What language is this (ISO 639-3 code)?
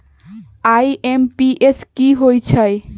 mag